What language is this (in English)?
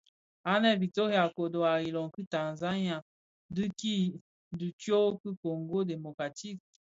Bafia